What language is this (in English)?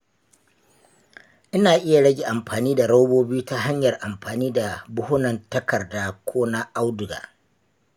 Hausa